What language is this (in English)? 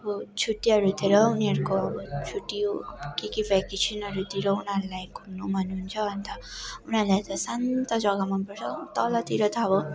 Nepali